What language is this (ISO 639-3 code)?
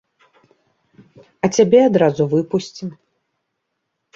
bel